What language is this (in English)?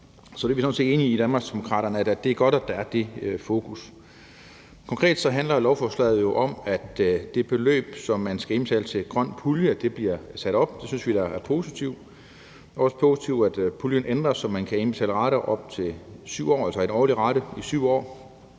Danish